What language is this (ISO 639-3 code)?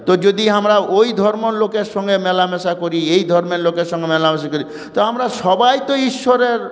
ben